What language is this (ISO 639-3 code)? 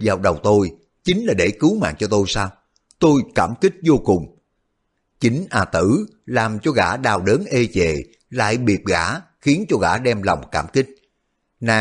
vie